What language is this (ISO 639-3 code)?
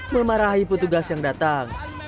ind